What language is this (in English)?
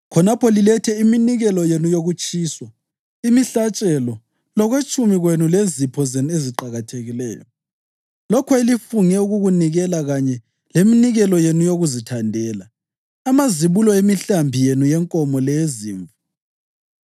North Ndebele